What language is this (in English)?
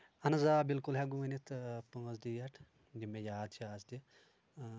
Kashmiri